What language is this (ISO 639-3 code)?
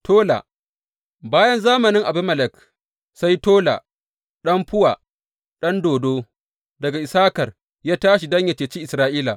hau